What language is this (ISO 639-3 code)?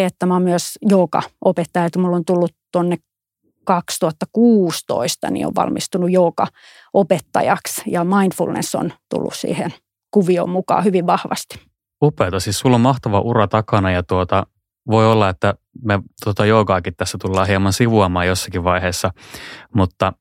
fin